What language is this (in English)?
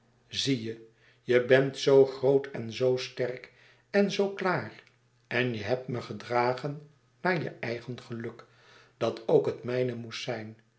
Dutch